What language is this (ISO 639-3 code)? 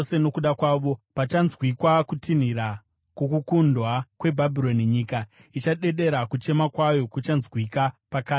sna